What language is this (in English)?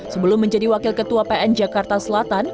Indonesian